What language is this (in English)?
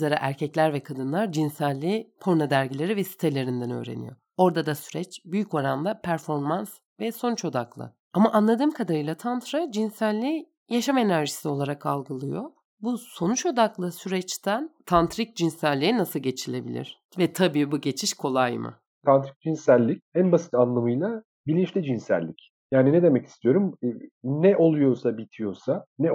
Turkish